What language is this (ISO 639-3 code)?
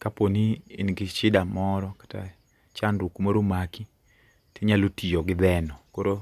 luo